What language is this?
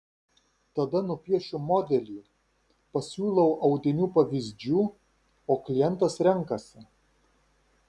Lithuanian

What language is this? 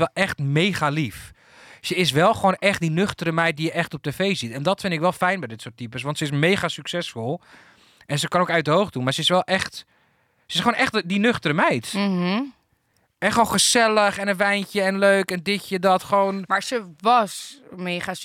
Dutch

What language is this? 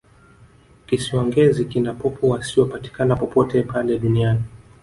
Swahili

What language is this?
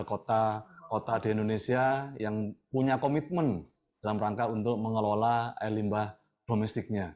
Indonesian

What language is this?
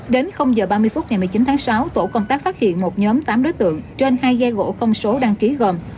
Vietnamese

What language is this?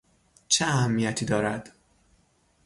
Persian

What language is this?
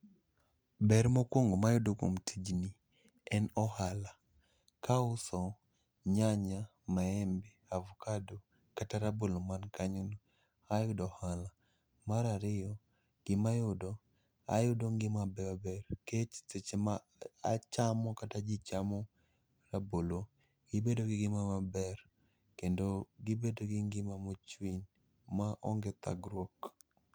Luo (Kenya and Tanzania)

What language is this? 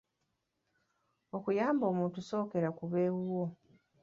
Ganda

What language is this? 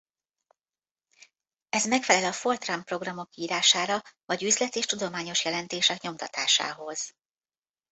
Hungarian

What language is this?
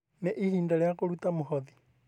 Kikuyu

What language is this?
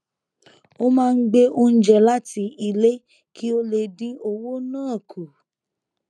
Yoruba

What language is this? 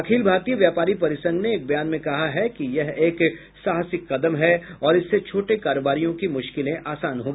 Hindi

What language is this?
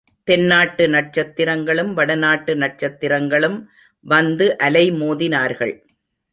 Tamil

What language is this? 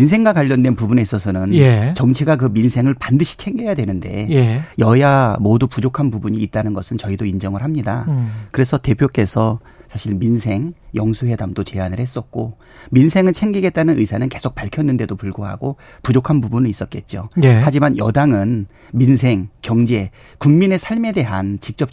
Korean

